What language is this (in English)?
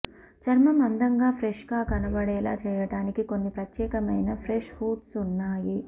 Telugu